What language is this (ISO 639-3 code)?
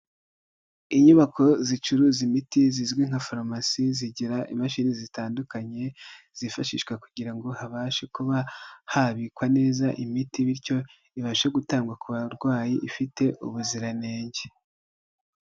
kin